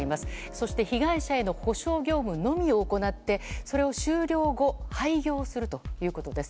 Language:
Japanese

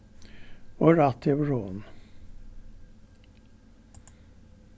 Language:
Faroese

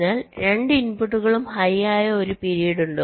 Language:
Malayalam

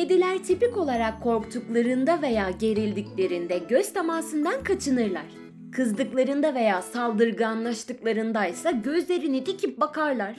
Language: Turkish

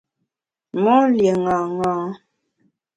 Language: Bamun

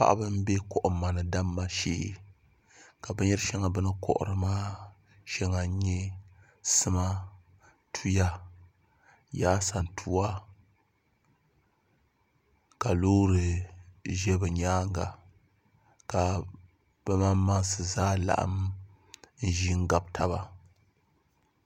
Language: Dagbani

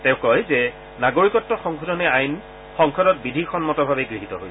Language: Assamese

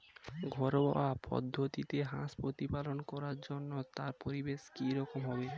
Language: Bangla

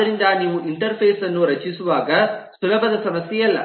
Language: Kannada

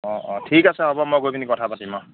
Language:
Assamese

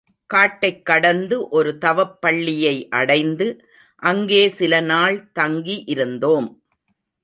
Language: Tamil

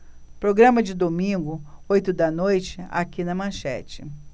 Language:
Portuguese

